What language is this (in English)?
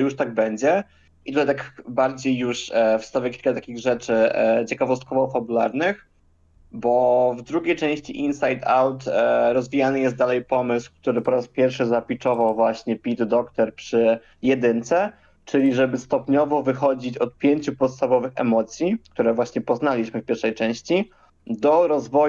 Polish